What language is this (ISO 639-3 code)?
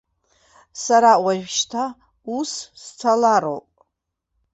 abk